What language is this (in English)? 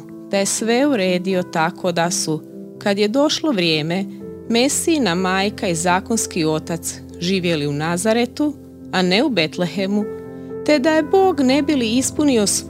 Croatian